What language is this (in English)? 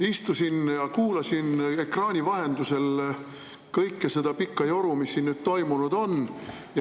Estonian